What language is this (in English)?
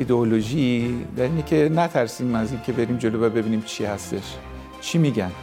Persian